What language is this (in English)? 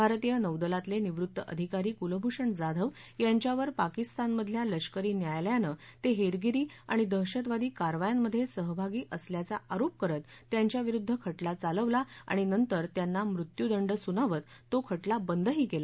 Marathi